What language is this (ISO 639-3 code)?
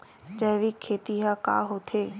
hne